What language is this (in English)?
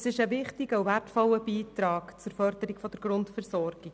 Swiss German